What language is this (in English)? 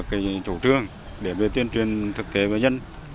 Vietnamese